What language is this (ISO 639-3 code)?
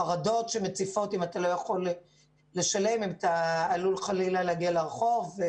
heb